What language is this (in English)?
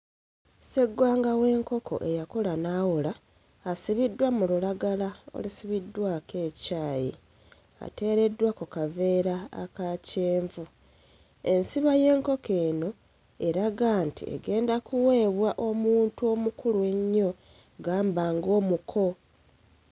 Ganda